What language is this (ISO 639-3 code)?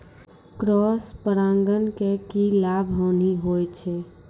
mai